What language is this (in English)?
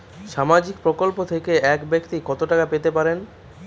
Bangla